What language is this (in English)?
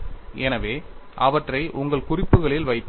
Tamil